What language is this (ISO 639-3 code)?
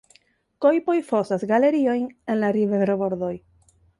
epo